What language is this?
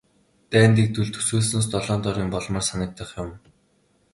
Mongolian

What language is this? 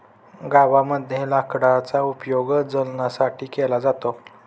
Marathi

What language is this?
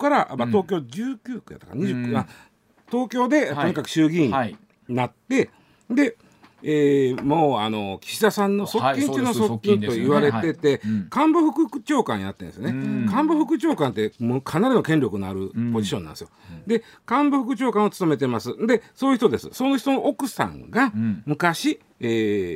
Japanese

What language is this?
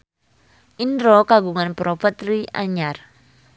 Sundanese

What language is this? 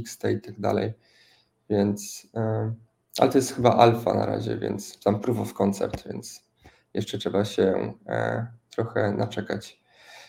Polish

